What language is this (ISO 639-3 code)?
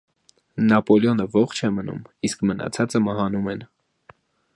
hye